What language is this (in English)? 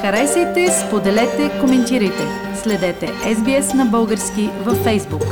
Bulgarian